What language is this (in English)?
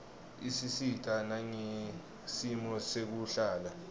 Swati